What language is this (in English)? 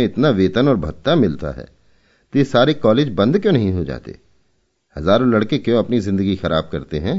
Hindi